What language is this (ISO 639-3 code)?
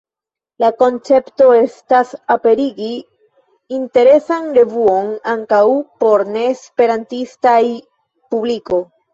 epo